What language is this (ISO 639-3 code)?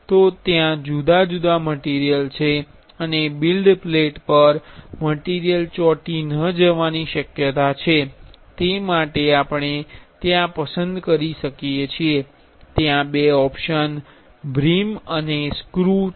guj